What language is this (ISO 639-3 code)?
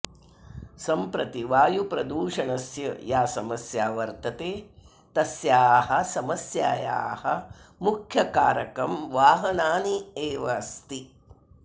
san